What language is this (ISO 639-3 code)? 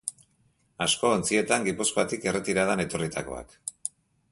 eus